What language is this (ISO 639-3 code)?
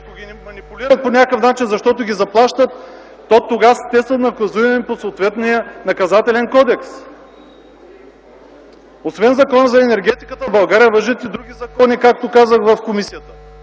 bul